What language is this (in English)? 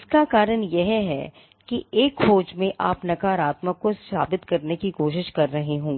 Hindi